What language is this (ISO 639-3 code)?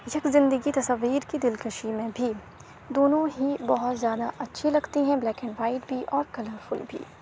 urd